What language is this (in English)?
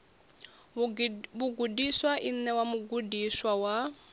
Venda